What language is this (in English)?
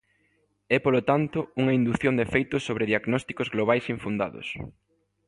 Galician